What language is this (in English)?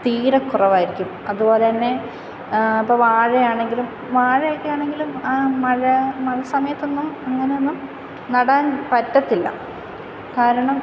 Malayalam